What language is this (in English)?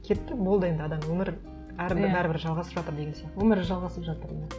Kazakh